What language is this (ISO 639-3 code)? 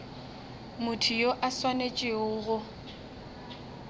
nso